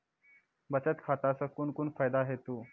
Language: Maithili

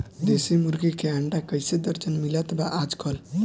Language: Bhojpuri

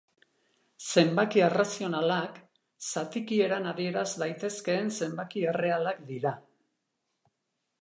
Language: Basque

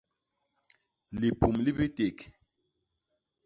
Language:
Basaa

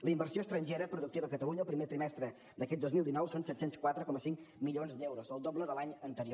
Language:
Catalan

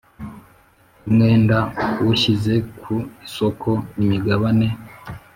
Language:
Kinyarwanda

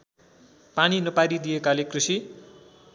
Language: Nepali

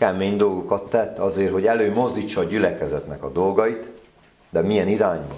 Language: Hungarian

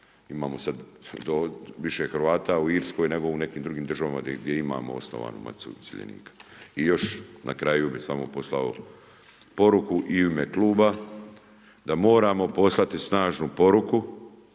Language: Croatian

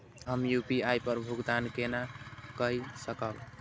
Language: Maithili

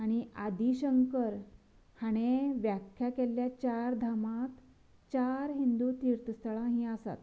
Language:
Konkani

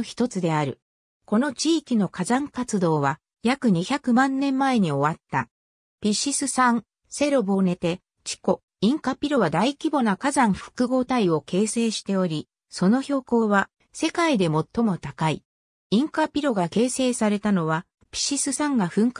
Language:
Japanese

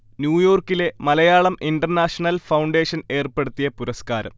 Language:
Malayalam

